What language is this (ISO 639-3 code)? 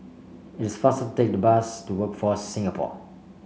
eng